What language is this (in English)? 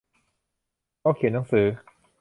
Thai